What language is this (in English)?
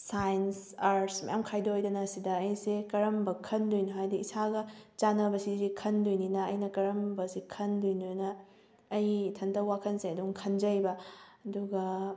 Manipuri